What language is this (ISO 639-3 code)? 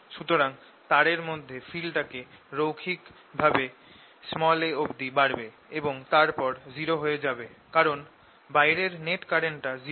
ben